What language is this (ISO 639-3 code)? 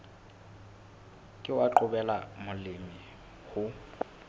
sot